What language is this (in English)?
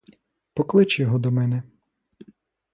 Ukrainian